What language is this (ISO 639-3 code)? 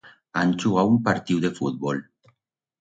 arg